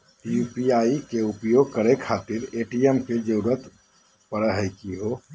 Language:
Magahi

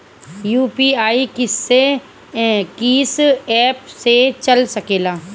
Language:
Bhojpuri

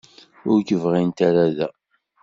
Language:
Kabyle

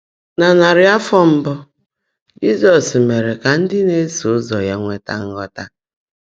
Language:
Igbo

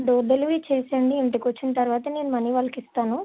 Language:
Telugu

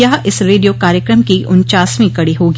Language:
Hindi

